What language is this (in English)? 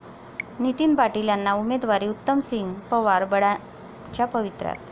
Marathi